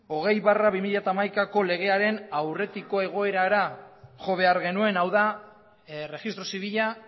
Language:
Basque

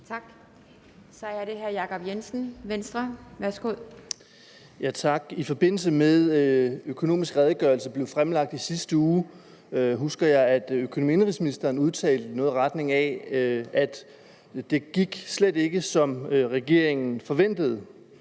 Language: Danish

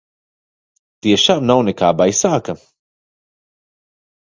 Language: Latvian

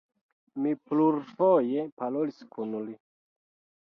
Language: Esperanto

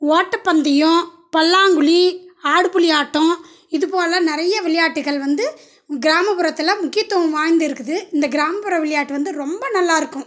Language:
Tamil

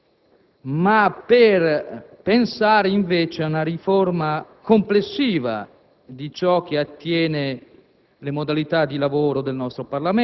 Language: Italian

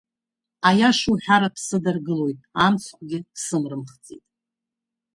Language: Abkhazian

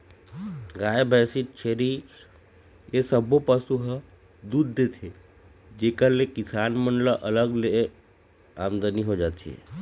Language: Chhattisgarhi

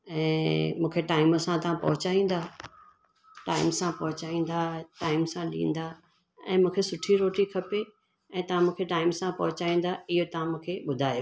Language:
Sindhi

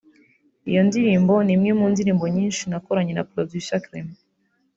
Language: Kinyarwanda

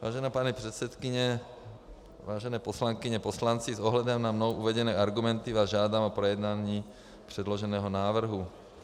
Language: Czech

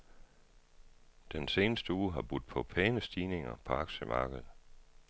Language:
Danish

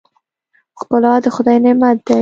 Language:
Pashto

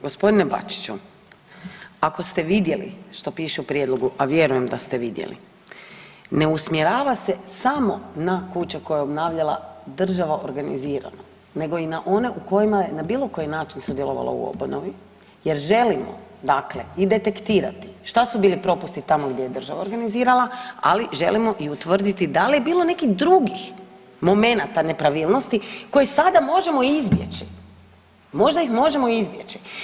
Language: Croatian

